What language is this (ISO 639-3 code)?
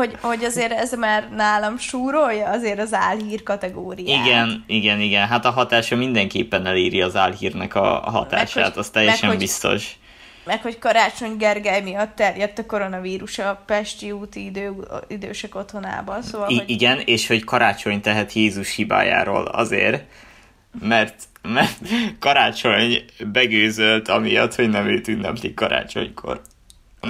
hun